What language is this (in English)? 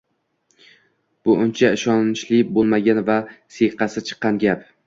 Uzbek